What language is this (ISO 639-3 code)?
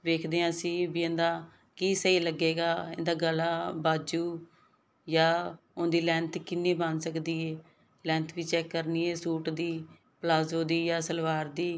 pan